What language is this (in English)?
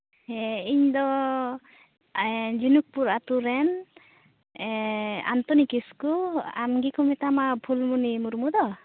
Santali